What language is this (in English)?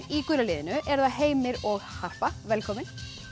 Icelandic